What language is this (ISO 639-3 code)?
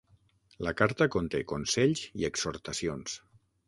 cat